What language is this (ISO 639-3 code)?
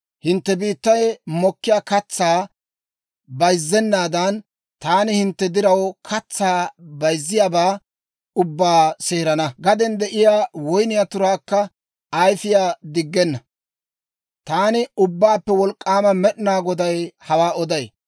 dwr